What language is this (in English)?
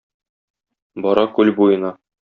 Tatar